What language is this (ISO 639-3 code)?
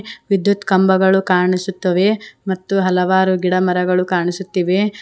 kan